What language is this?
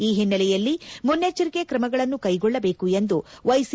Kannada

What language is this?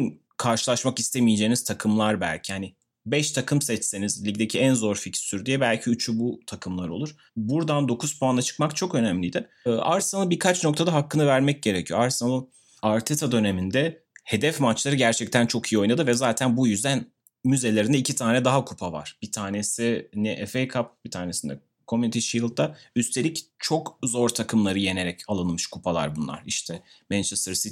Turkish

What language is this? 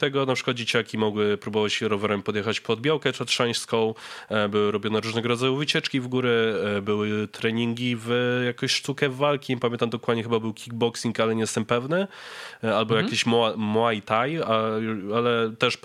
Polish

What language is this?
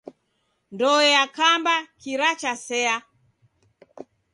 Taita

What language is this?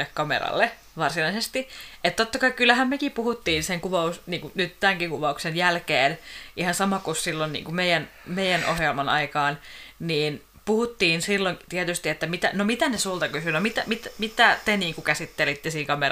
Finnish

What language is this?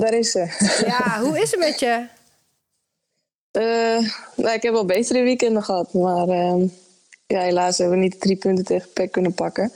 Dutch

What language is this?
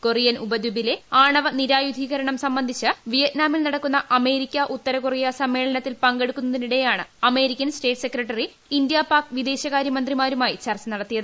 Malayalam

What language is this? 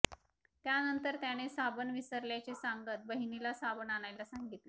Marathi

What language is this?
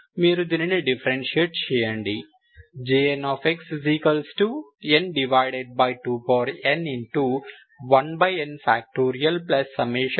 Telugu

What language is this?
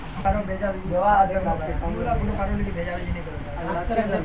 Magahi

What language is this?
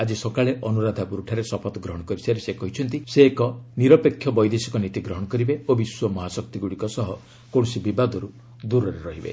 Odia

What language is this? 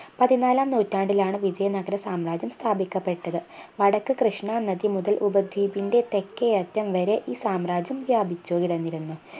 Malayalam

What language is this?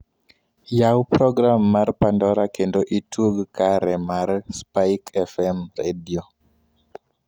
Luo (Kenya and Tanzania)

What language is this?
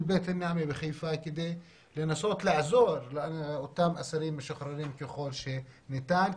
Hebrew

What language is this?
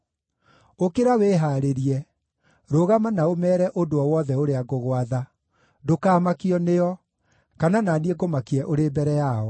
Kikuyu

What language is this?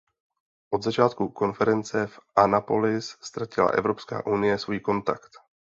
Czech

